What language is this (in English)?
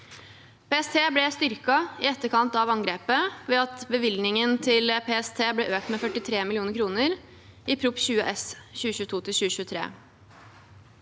Norwegian